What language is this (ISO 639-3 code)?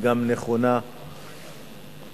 heb